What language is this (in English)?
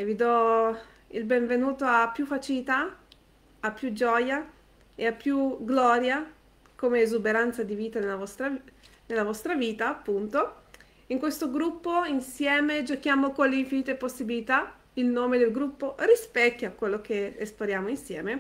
Italian